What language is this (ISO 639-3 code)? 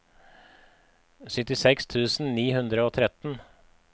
nor